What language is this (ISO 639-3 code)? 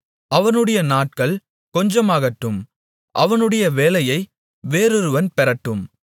tam